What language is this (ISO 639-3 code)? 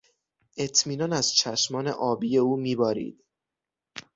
fas